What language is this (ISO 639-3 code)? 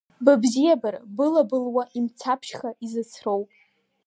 abk